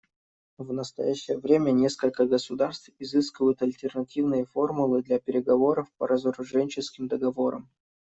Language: Russian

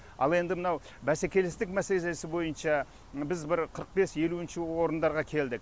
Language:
Kazakh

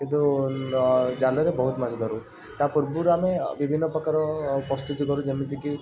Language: Odia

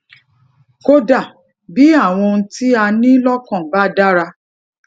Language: Yoruba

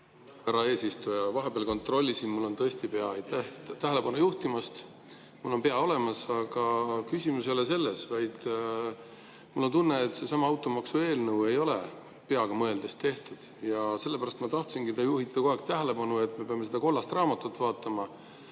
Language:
Estonian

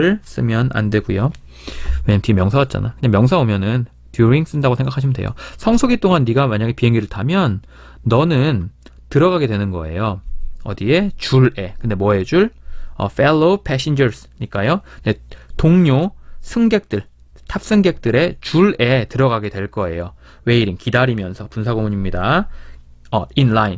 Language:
Korean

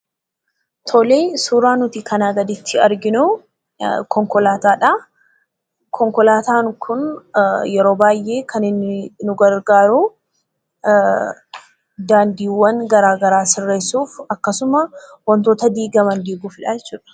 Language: Oromo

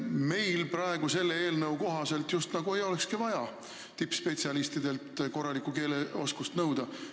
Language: Estonian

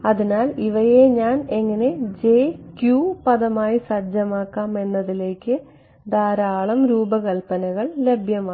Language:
Malayalam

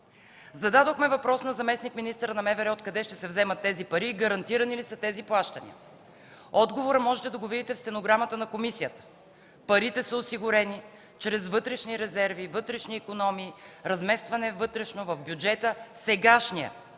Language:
Bulgarian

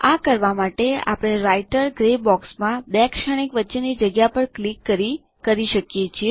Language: Gujarati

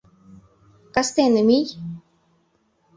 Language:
Mari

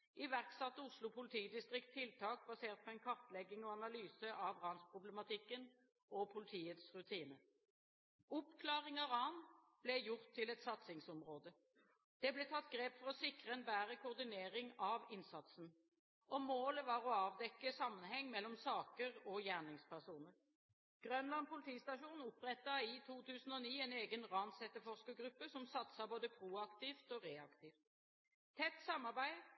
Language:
Norwegian Bokmål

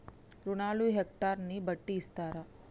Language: Telugu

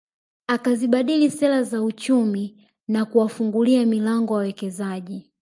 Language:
Swahili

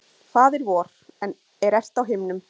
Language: Icelandic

